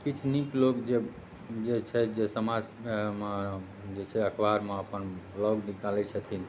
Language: Maithili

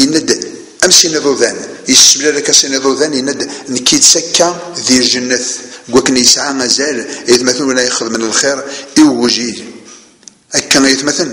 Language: Arabic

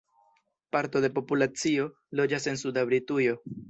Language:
Esperanto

